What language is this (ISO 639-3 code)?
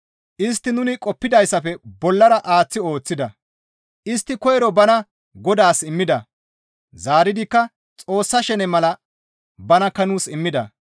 gmv